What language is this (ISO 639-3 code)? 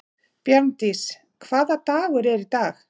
isl